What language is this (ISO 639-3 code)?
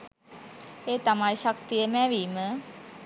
sin